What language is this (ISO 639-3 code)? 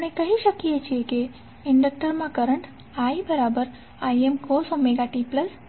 guj